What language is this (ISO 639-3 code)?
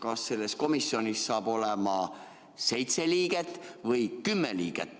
est